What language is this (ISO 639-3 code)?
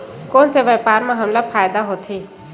hne